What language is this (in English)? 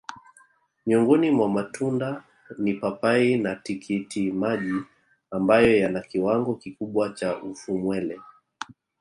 Swahili